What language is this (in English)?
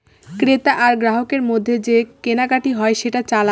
Bangla